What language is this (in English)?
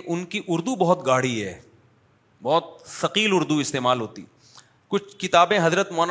Urdu